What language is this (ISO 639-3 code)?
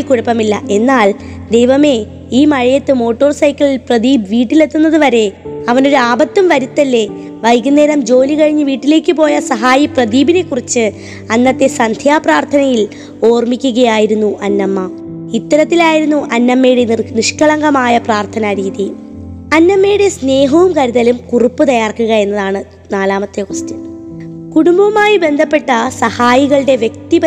mal